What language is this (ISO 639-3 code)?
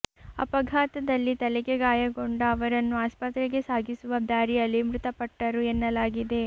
kan